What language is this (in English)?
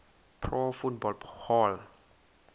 Xhosa